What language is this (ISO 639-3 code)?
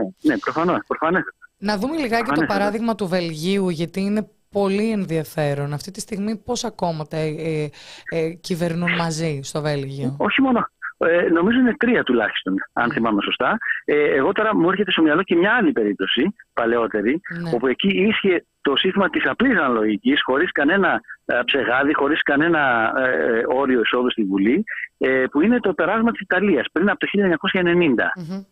ell